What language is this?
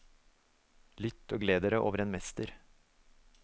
Norwegian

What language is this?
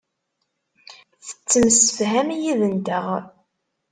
Kabyle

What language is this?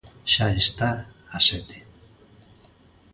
Galician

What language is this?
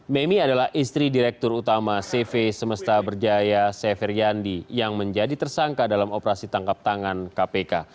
Indonesian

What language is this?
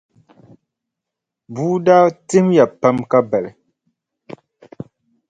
Dagbani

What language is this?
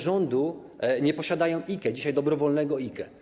Polish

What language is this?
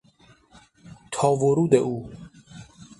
Persian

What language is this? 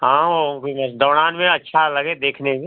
Hindi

